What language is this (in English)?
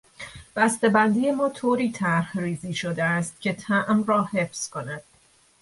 Persian